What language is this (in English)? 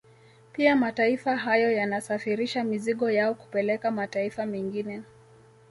Swahili